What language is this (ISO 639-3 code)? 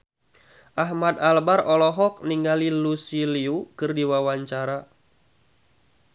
sun